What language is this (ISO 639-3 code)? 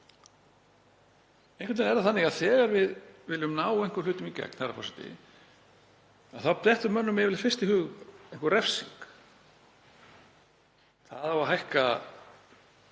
isl